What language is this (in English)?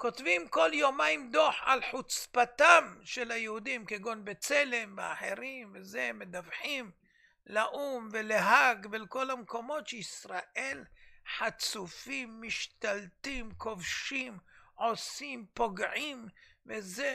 Hebrew